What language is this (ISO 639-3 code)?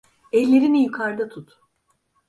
tur